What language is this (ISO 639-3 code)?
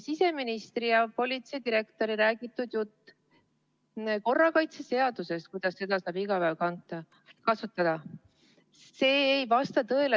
est